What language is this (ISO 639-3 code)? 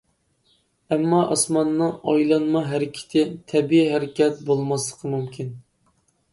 uig